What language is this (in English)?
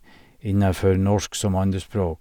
Norwegian